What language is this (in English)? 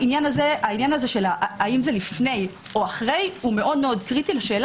Hebrew